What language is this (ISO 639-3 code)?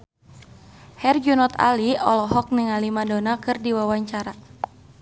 sun